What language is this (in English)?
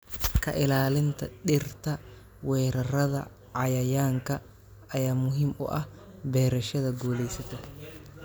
Somali